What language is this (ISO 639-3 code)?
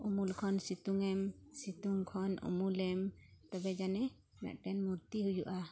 sat